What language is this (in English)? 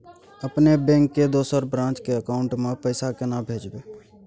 Maithili